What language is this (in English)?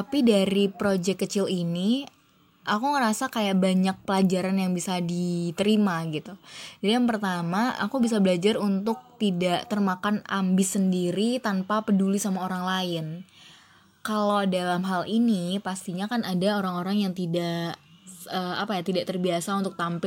Indonesian